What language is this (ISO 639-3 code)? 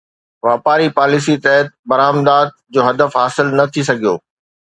snd